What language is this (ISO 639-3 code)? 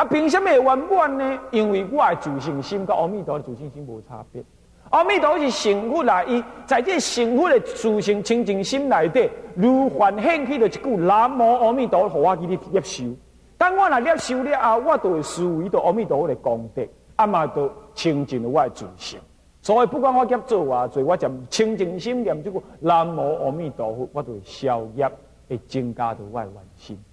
zho